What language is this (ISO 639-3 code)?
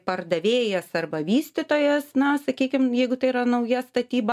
lit